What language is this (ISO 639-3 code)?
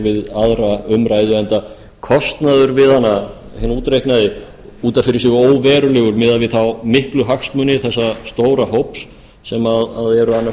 isl